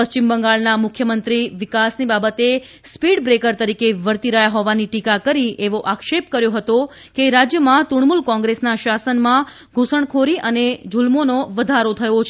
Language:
Gujarati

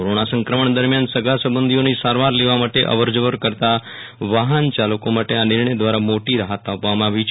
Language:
Gujarati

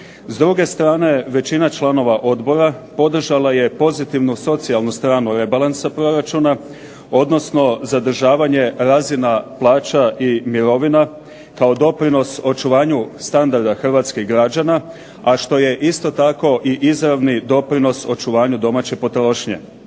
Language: Croatian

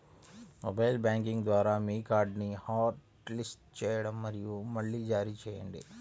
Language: Telugu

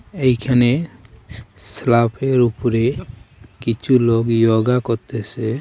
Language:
Bangla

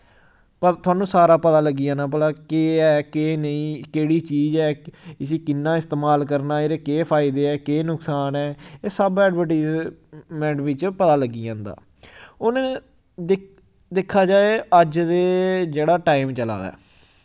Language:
Dogri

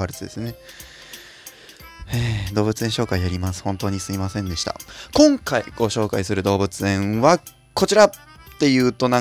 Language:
Japanese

